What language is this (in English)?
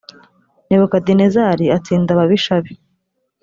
Kinyarwanda